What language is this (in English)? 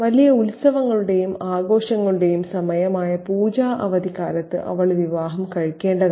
Malayalam